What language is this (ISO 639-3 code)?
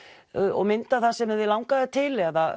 isl